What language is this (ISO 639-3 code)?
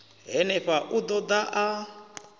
ven